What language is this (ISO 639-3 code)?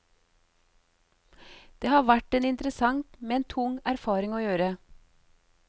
nor